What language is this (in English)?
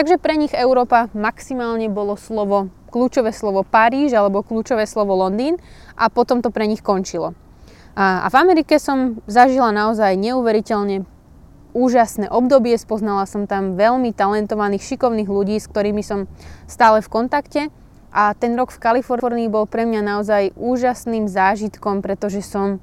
Slovak